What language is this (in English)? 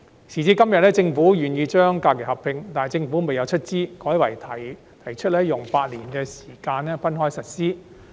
Cantonese